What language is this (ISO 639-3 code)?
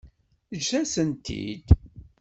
kab